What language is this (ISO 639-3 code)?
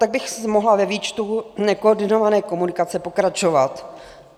ces